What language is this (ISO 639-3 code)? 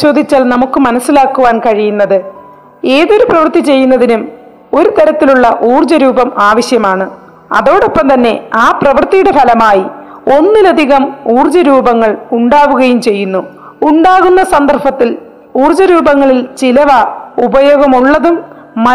mal